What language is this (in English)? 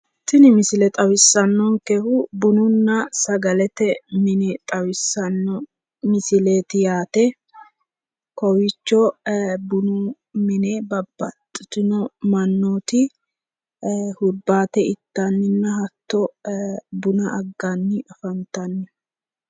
Sidamo